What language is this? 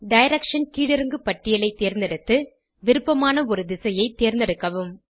Tamil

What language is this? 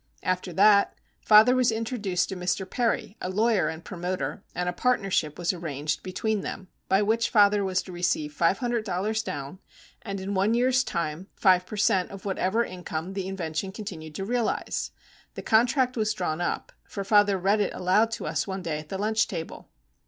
English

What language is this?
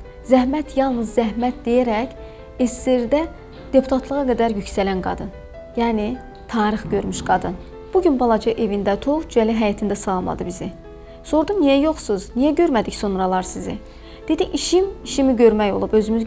Turkish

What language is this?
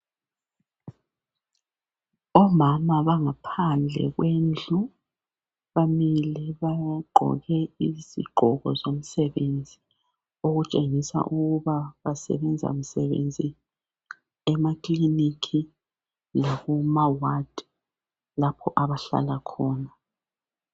North Ndebele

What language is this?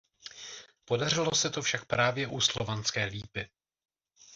Czech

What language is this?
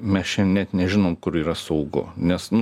Lithuanian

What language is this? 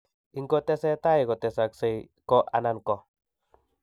Kalenjin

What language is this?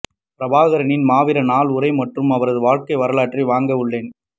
Tamil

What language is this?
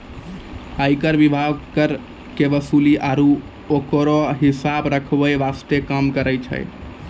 Maithili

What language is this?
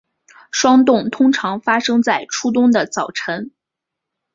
Chinese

